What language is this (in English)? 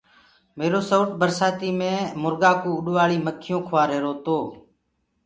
Gurgula